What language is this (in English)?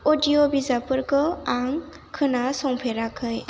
Bodo